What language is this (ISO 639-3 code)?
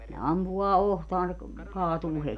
fin